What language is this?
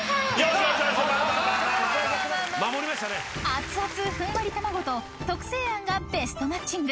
Japanese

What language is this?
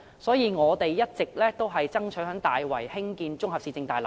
Cantonese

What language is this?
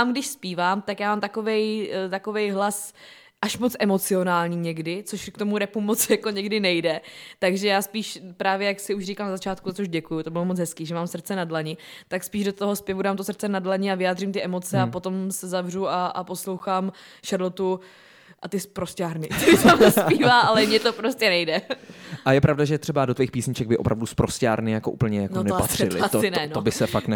Czech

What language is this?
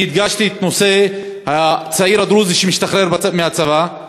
Hebrew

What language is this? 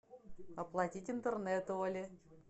Russian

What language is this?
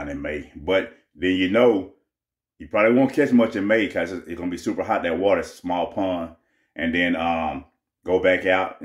English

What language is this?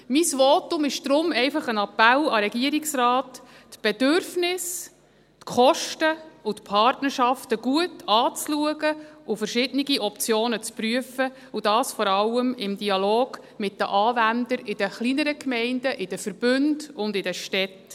Swiss German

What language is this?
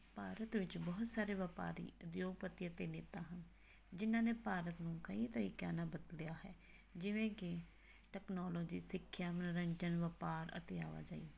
Punjabi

